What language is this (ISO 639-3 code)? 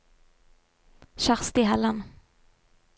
nor